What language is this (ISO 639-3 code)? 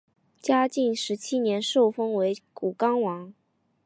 zho